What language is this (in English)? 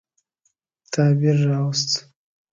Pashto